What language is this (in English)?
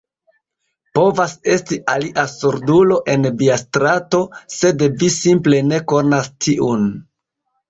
Esperanto